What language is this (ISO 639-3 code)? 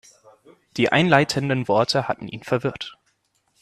deu